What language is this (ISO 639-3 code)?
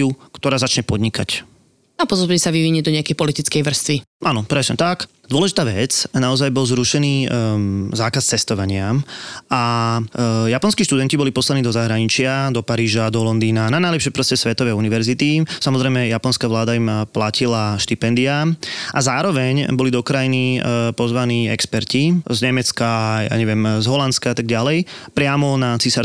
slk